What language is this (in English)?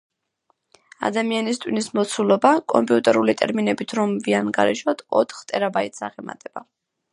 Georgian